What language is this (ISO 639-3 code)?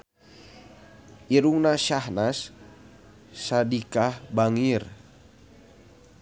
sun